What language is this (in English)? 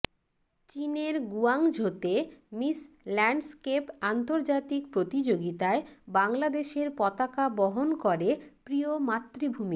Bangla